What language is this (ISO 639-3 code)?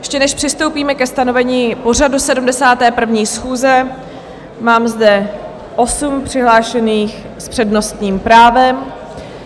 ces